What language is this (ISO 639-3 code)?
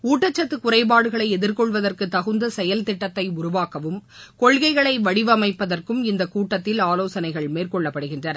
tam